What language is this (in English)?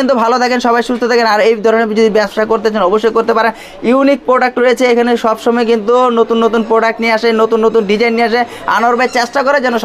Indonesian